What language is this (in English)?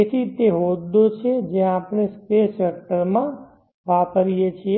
Gujarati